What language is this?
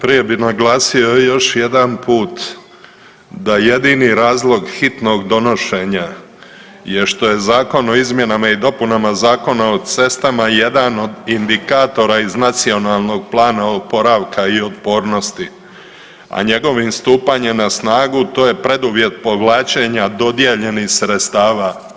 Croatian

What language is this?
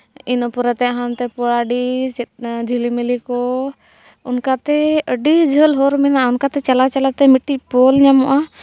Santali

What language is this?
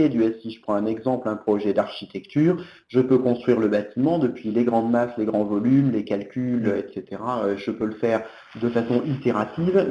French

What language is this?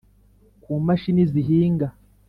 Kinyarwanda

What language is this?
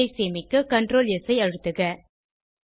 Tamil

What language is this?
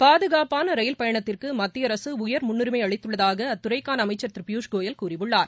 Tamil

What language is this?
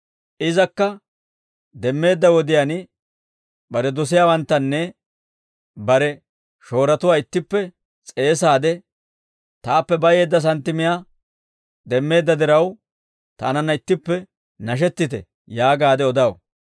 Dawro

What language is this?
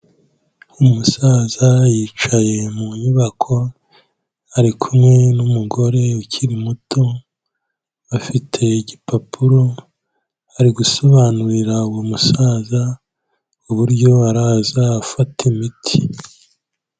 Kinyarwanda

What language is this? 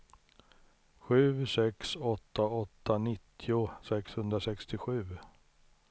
Swedish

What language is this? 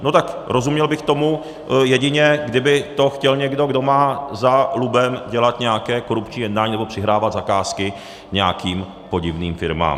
Czech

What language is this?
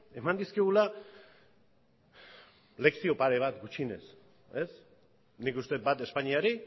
Basque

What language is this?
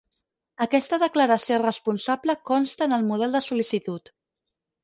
Catalan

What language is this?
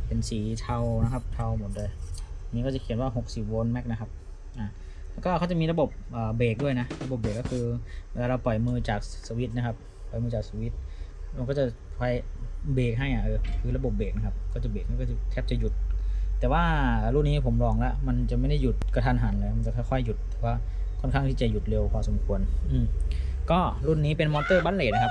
Thai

